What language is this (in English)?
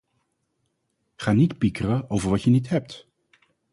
Dutch